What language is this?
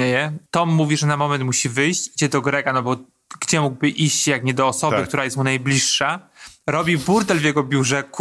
Polish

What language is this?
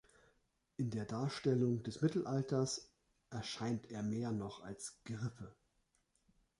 German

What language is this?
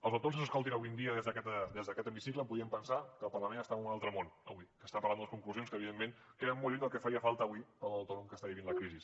Catalan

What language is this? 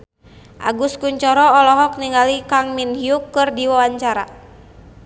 Sundanese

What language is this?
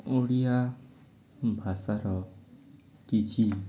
Odia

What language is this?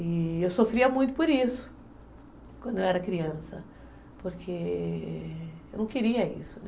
Portuguese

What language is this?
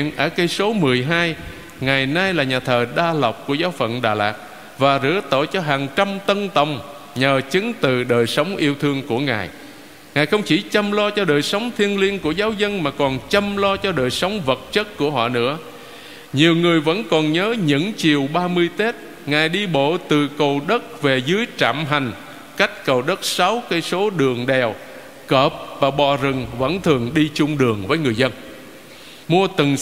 Vietnamese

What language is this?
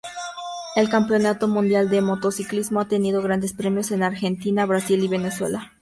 Spanish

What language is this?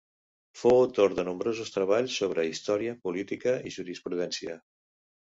Catalan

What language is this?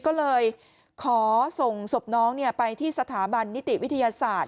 Thai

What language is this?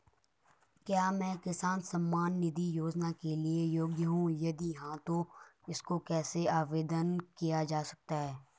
Hindi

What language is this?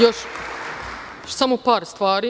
Serbian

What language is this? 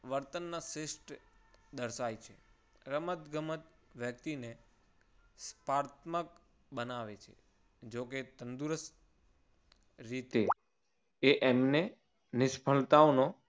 Gujarati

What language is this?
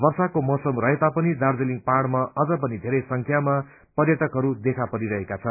Nepali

